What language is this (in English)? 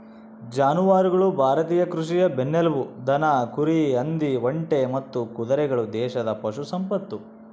Kannada